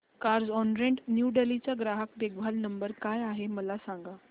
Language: Marathi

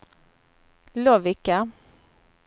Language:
Swedish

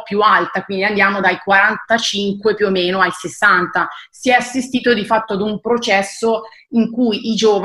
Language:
Italian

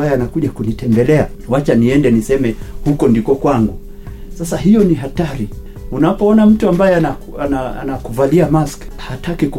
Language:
Swahili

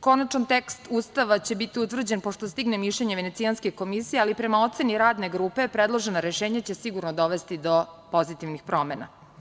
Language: Serbian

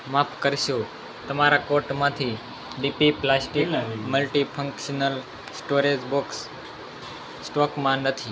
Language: Gujarati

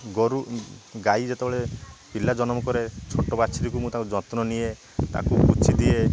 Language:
Odia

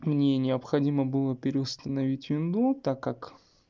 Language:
Russian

